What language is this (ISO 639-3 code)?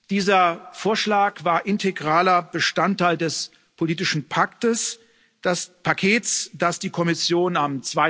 deu